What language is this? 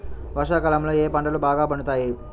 Telugu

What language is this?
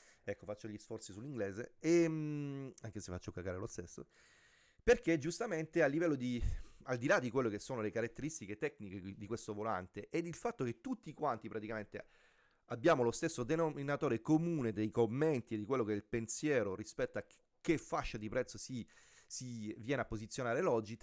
Italian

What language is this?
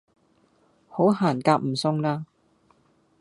Cantonese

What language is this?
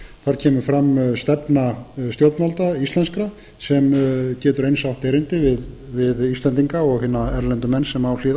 Icelandic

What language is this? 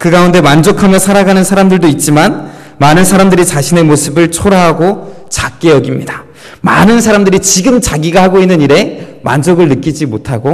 Korean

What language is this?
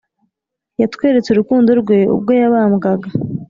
Kinyarwanda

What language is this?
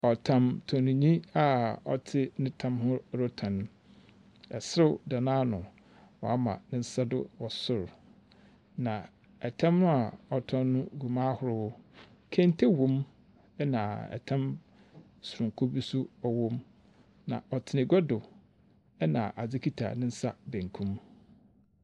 Akan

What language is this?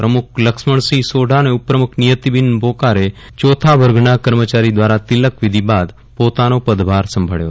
Gujarati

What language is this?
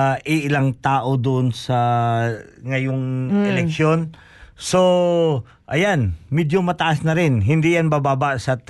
Filipino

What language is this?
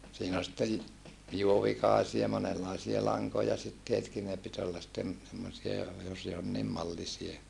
Finnish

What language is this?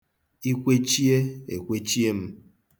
Igbo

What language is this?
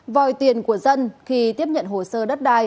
Vietnamese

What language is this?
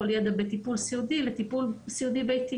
Hebrew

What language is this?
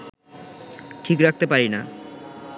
Bangla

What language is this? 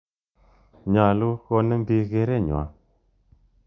Kalenjin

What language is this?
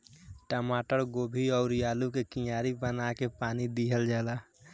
Bhojpuri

